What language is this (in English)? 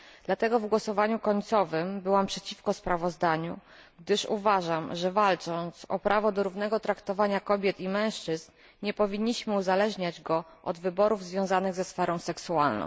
Polish